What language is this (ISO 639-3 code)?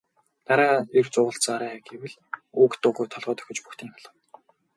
mon